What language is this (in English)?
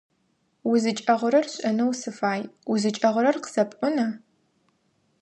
Adyghe